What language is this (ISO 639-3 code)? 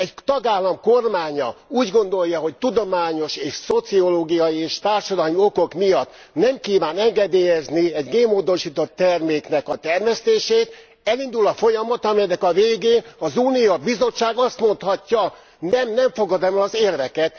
hun